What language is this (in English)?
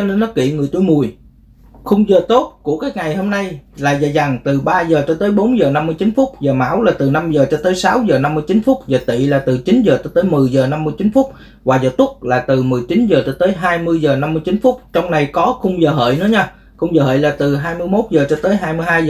Vietnamese